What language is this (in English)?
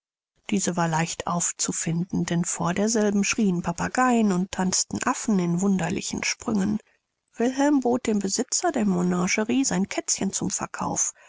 German